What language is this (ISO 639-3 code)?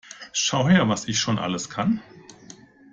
deu